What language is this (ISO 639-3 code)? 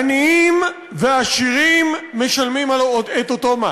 heb